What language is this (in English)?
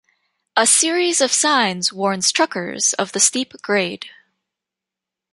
English